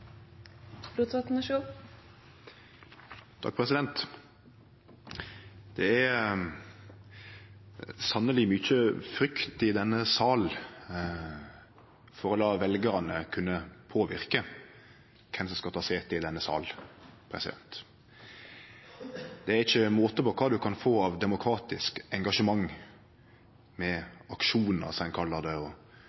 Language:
Norwegian Nynorsk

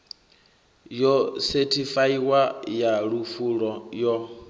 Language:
Venda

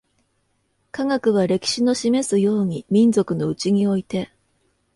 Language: Japanese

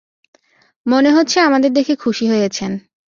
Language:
Bangla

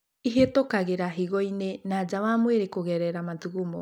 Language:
Kikuyu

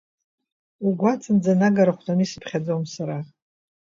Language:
Abkhazian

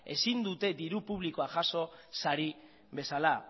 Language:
Basque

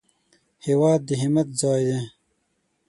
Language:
Pashto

